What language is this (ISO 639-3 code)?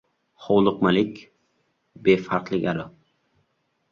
uzb